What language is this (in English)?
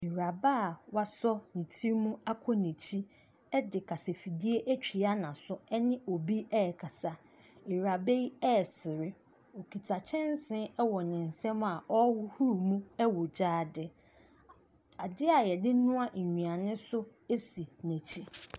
Akan